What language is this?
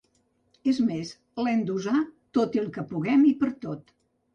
Catalan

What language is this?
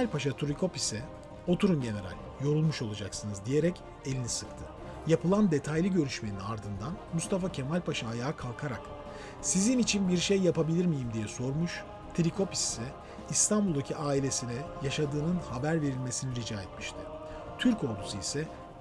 Turkish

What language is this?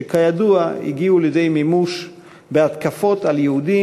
Hebrew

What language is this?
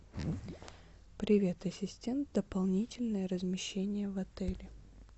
Russian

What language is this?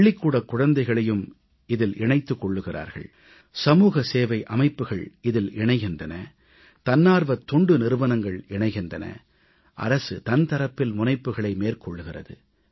Tamil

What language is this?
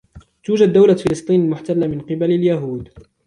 Arabic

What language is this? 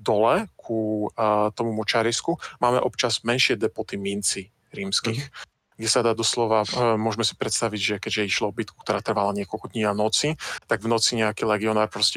Slovak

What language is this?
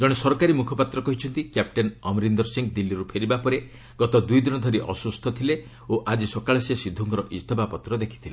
Odia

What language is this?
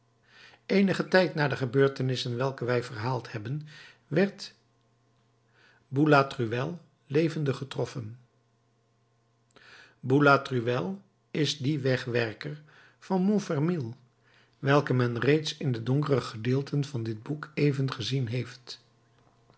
Dutch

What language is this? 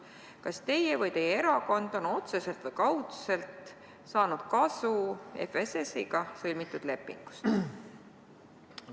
Estonian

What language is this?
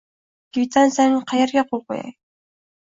Uzbek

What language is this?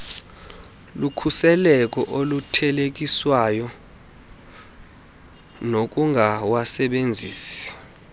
Xhosa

